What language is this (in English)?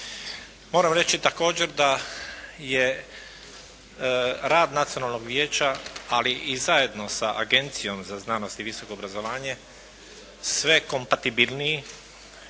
Croatian